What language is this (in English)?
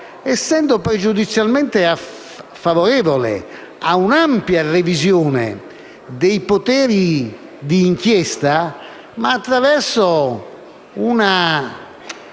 Italian